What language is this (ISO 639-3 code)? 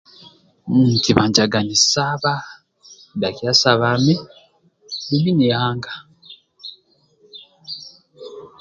rwm